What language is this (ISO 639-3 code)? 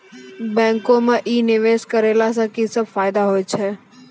mai